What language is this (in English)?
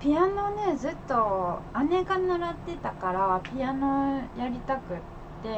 Japanese